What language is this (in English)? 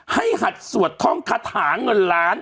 Thai